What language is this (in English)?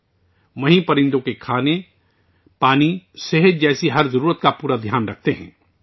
Urdu